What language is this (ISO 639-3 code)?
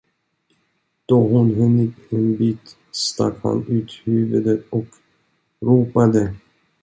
swe